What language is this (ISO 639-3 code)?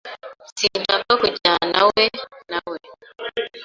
kin